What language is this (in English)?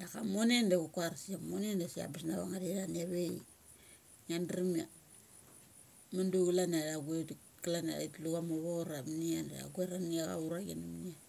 Mali